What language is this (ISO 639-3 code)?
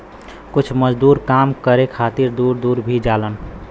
bho